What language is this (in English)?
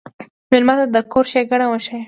Pashto